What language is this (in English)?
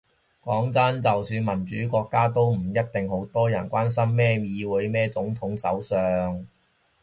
Cantonese